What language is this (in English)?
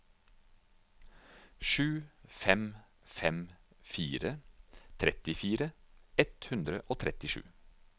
Norwegian